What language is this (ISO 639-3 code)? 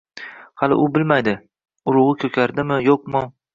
uzb